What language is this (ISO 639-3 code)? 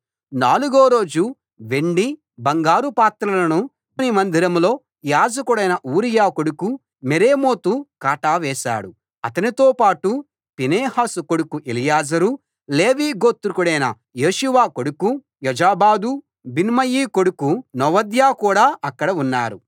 tel